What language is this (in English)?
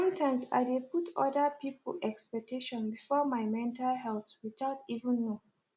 Nigerian Pidgin